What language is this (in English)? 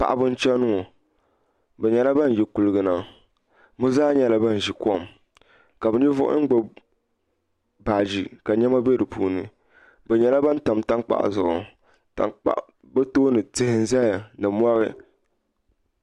Dagbani